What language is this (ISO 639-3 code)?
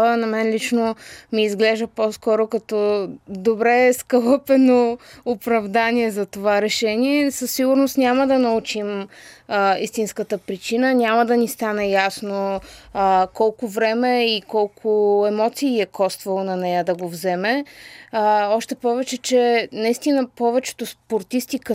bul